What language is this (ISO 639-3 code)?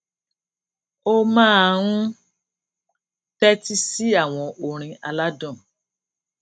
yor